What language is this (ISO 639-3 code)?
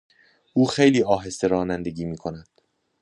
fas